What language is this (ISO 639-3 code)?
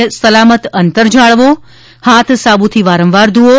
guj